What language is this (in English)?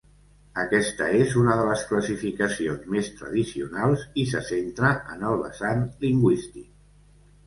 Catalan